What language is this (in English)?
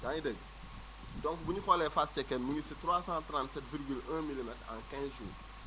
Wolof